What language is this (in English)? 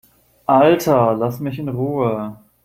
German